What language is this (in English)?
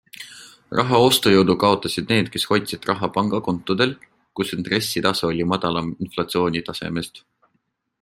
Estonian